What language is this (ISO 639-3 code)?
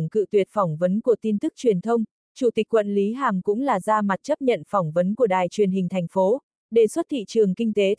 vie